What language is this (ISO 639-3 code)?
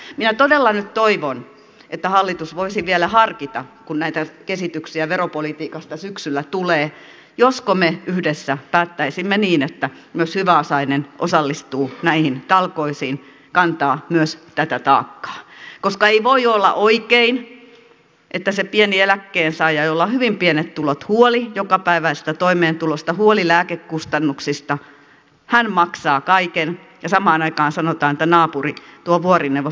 fin